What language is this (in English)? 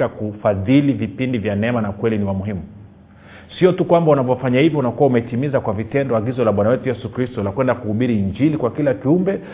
Swahili